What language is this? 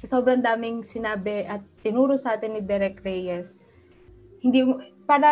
Filipino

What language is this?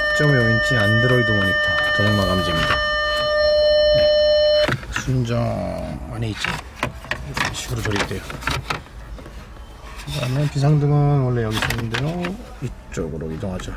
Korean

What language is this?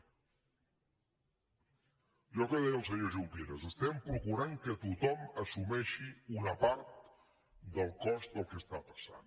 Catalan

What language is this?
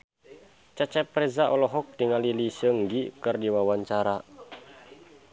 Sundanese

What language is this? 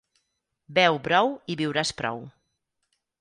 Catalan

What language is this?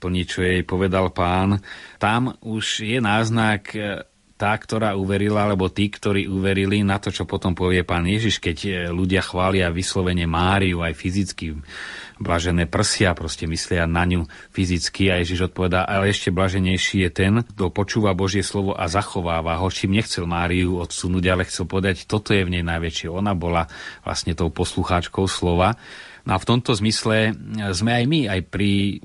Slovak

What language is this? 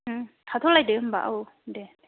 Bodo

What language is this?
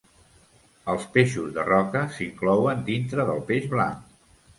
Catalan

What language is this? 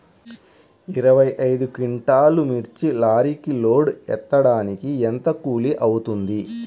Telugu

